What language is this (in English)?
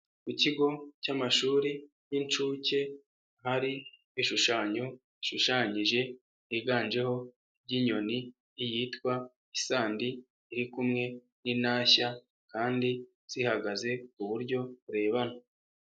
Kinyarwanda